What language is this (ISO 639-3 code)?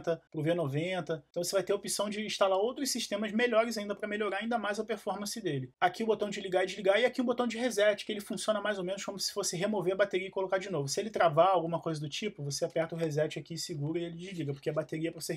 por